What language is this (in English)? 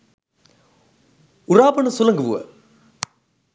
Sinhala